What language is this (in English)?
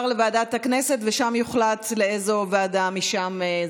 Hebrew